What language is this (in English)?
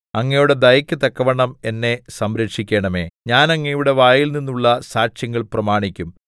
Malayalam